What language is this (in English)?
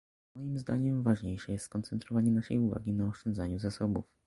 Polish